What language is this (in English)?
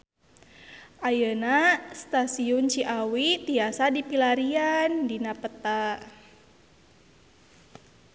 Sundanese